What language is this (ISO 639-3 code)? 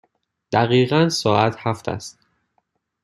fas